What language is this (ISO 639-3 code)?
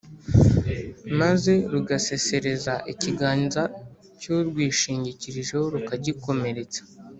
kin